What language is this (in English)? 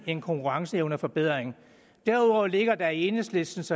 Danish